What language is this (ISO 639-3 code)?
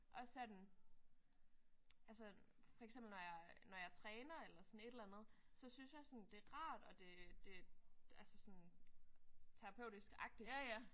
dan